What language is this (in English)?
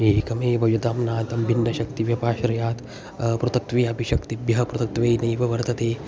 Sanskrit